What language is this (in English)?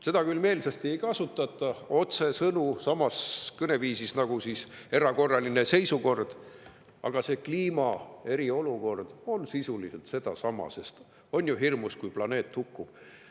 Estonian